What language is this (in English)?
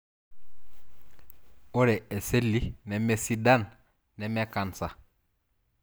Masai